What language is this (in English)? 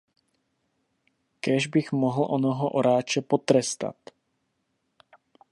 Czech